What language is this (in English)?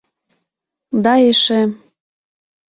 Mari